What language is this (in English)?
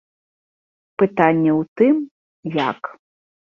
Belarusian